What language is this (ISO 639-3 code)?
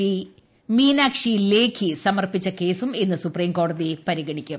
mal